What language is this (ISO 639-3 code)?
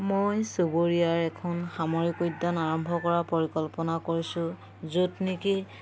asm